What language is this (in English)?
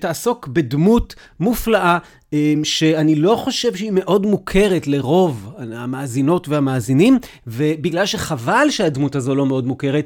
Hebrew